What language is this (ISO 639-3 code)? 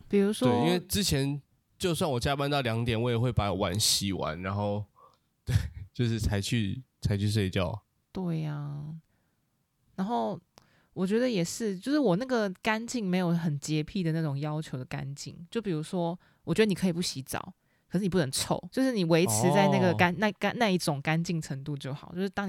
zho